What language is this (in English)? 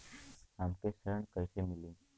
Bhojpuri